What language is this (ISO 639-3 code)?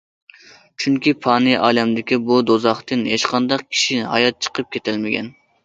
uig